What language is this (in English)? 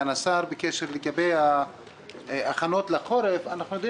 Hebrew